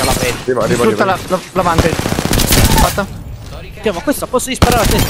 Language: Italian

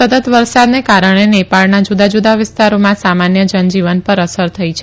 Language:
Gujarati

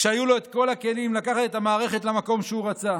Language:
Hebrew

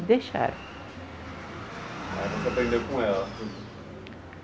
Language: Portuguese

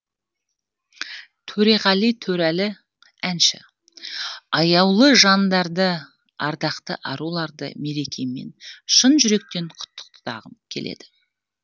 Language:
Kazakh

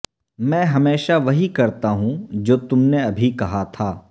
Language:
Urdu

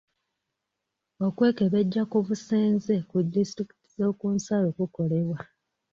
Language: Ganda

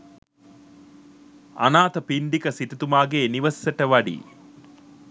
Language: Sinhala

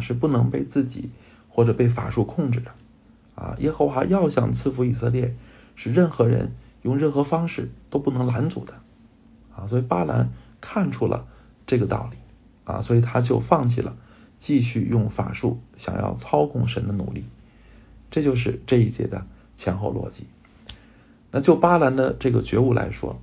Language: Chinese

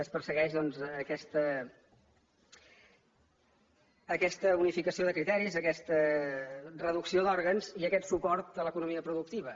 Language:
Catalan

